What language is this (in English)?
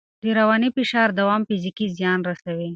Pashto